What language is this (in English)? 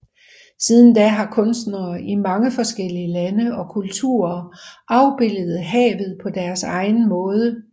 Danish